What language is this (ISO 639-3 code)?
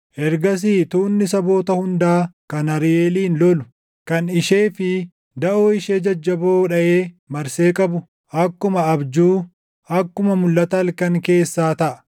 orm